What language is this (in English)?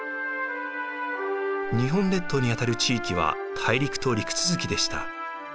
Japanese